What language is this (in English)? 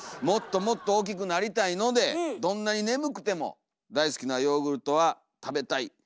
Japanese